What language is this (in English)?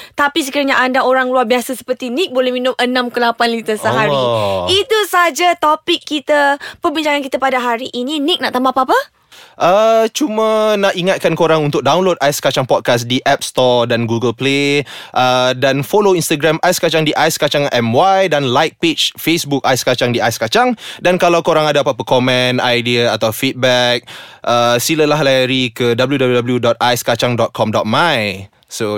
Malay